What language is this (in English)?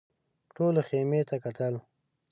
Pashto